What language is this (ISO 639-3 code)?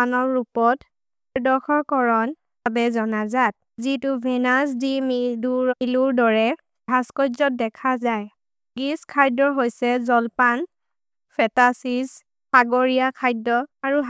mrr